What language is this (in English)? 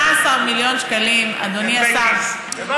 Hebrew